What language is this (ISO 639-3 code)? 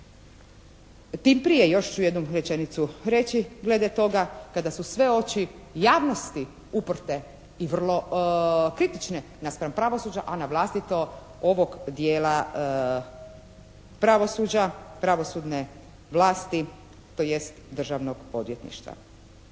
hrv